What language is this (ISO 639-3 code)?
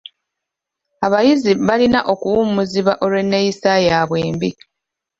lug